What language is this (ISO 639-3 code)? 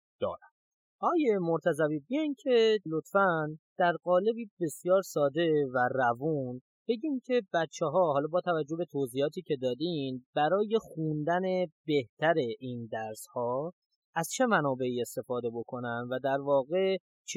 fas